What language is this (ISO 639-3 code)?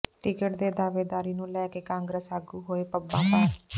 pan